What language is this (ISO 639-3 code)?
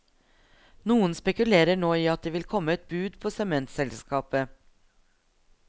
nor